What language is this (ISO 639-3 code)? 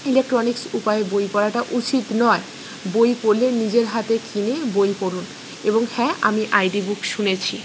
ben